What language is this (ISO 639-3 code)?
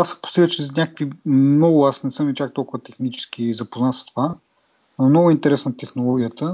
bul